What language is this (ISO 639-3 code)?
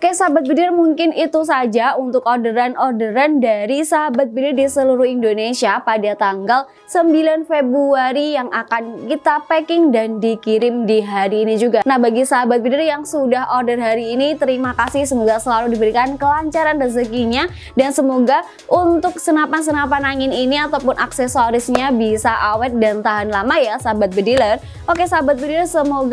ind